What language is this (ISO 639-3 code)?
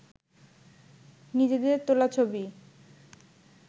ben